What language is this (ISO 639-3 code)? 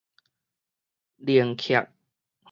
nan